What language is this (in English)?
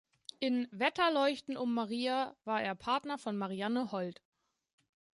German